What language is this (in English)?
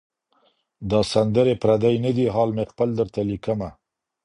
Pashto